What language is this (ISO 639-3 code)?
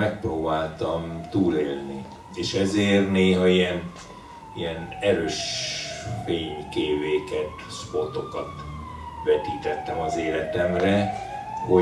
hun